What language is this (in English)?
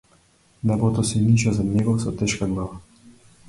Macedonian